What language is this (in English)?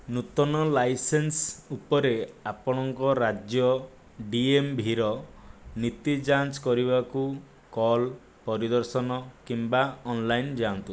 Odia